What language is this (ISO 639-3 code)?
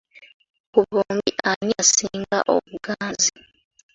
lug